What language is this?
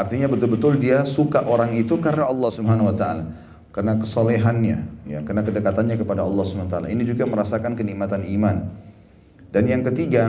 Indonesian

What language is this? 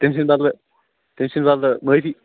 Kashmiri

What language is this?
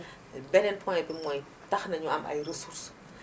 Wolof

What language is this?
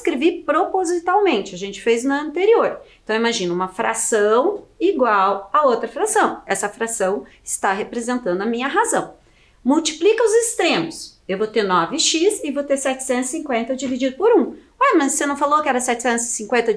Portuguese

